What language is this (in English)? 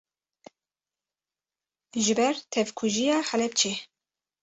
Kurdish